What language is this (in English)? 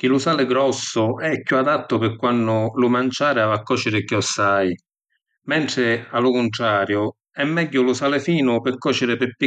Sicilian